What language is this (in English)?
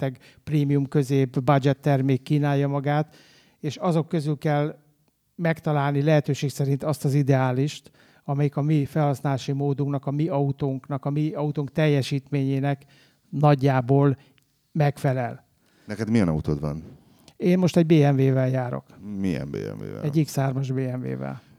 Hungarian